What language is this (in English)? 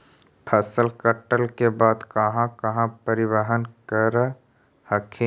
Magahi